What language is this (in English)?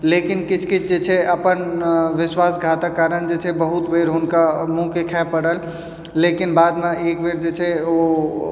Maithili